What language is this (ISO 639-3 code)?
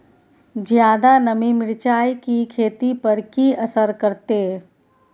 mai